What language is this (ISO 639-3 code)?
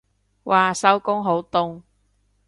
yue